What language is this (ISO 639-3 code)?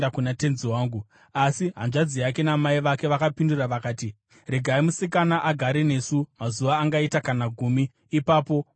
sna